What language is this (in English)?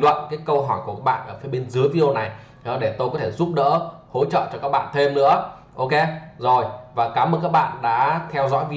Vietnamese